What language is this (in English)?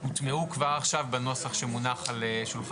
Hebrew